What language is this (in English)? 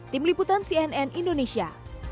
Indonesian